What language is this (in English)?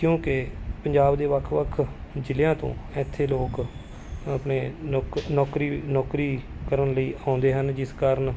Punjabi